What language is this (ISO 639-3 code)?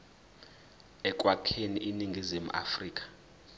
zul